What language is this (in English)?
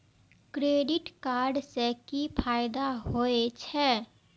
Maithili